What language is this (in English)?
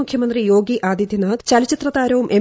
Malayalam